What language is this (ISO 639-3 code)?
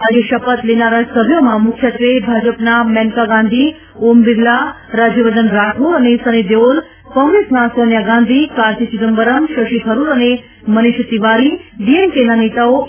guj